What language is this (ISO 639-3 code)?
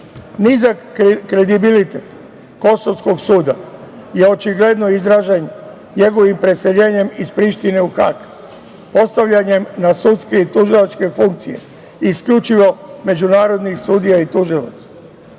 srp